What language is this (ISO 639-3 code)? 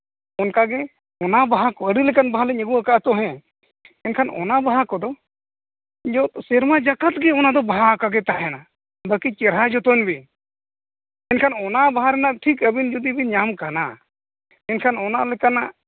sat